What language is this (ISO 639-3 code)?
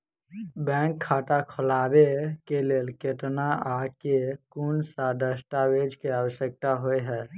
mai